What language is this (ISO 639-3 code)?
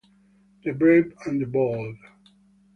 ita